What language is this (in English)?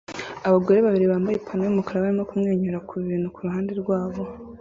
Kinyarwanda